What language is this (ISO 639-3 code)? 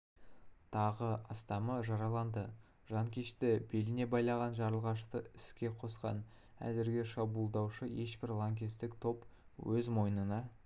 kaz